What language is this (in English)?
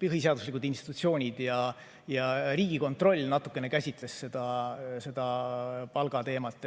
Estonian